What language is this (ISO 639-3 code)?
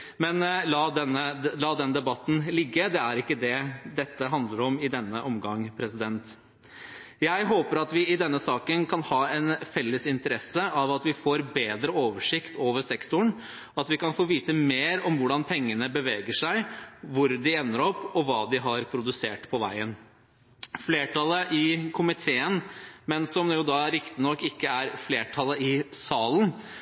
nob